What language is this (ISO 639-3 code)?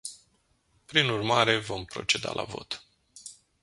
ron